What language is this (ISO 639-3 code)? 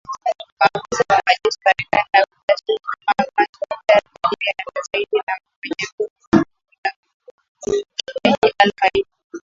swa